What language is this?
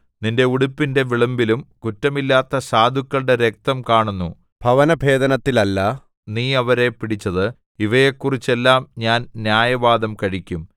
Malayalam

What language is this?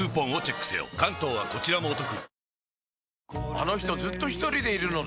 Japanese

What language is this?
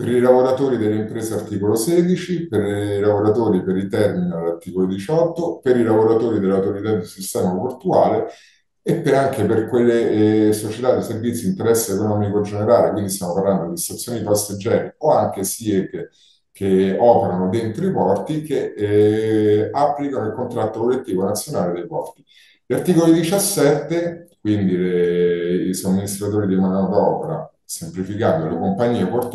Italian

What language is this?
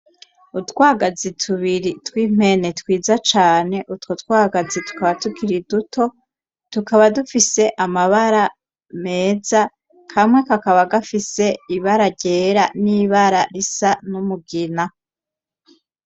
Rundi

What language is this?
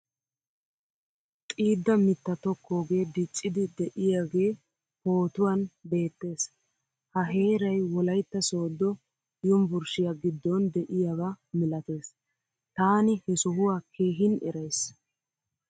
Wolaytta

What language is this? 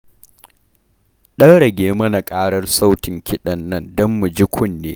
Hausa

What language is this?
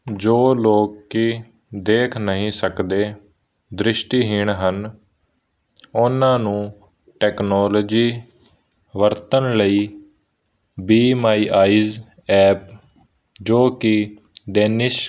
Punjabi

